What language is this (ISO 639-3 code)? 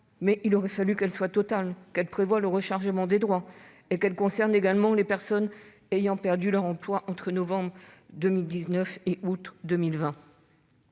fra